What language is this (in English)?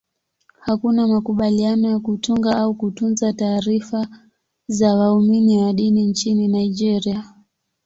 Swahili